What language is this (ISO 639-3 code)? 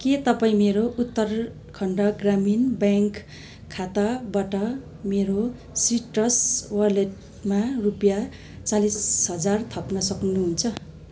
nep